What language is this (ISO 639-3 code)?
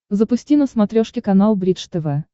rus